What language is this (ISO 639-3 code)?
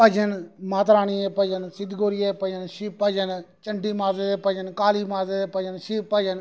doi